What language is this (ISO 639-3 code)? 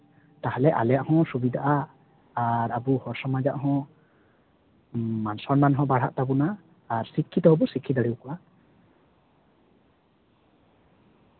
sat